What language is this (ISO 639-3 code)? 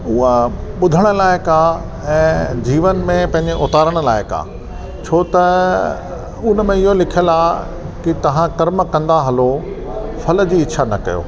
snd